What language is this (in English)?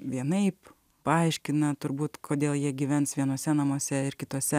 Lithuanian